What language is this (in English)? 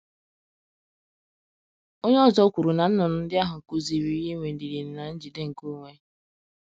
Igbo